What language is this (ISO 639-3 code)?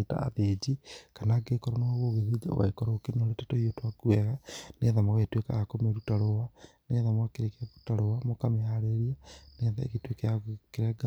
kik